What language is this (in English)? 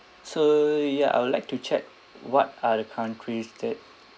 English